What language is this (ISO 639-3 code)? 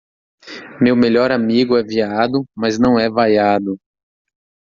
por